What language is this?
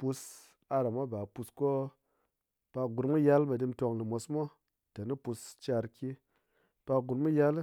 Ngas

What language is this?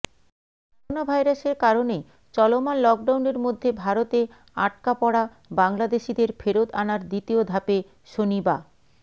Bangla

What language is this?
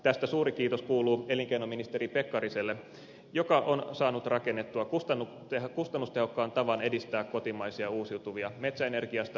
Finnish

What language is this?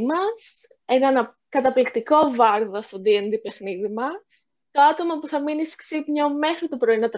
Greek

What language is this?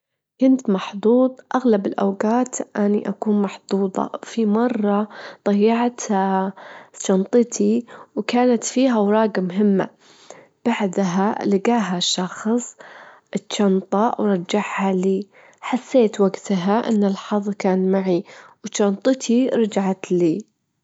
Gulf Arabic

